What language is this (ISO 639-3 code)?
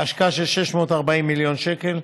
heb